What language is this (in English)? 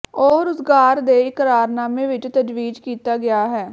Punjabi